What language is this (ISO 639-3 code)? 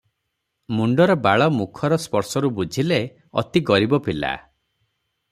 ori